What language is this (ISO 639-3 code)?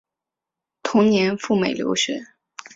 zho